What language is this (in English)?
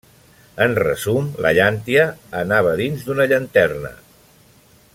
Catalan